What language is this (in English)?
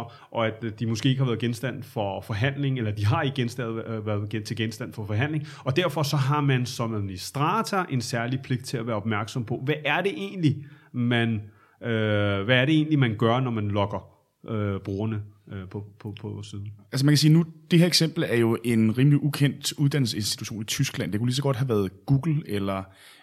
Danish